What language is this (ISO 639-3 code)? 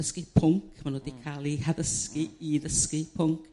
cym